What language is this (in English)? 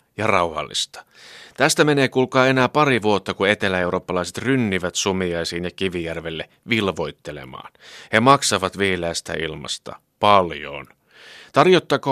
Finnish